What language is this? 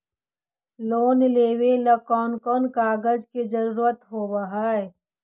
Magahi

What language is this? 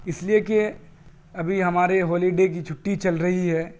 Urdu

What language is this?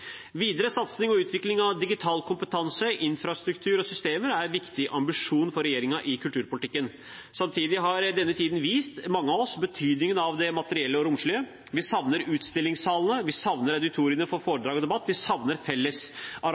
Norwegian Bokmål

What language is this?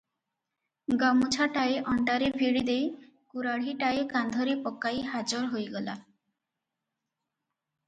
Odia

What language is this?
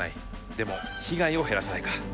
Japanese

